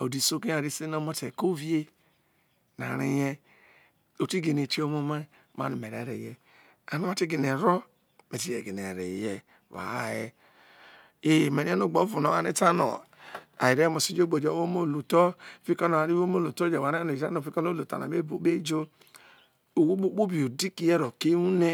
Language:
Isoko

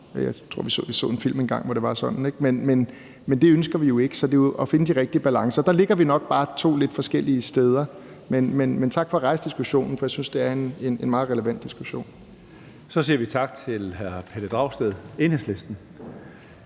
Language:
Danish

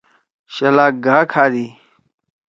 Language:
Torwali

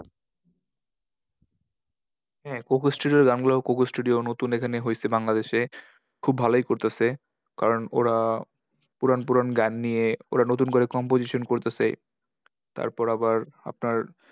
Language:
Bangla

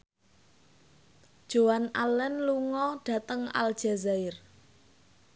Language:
Javanese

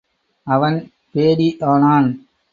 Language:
Tamil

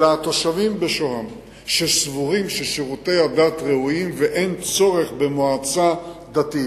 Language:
Hebrew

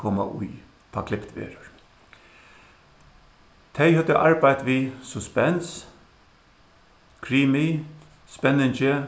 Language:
Faroese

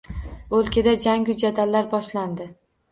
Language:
Uzbek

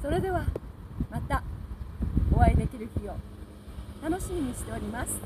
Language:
Japanese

